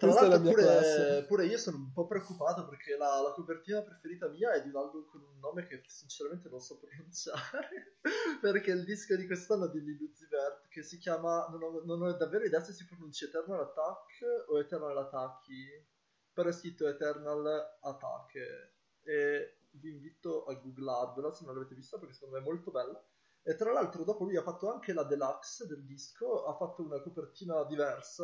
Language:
Italian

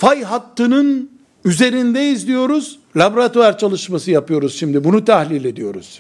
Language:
Turkish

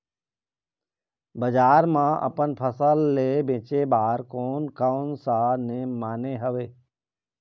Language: Chhattisgarhi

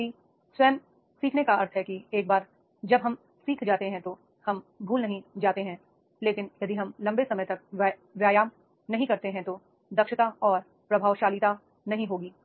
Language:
Hindi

